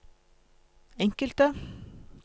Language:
Norwegian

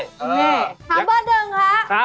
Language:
Thai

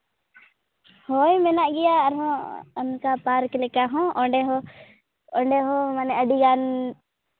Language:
Santali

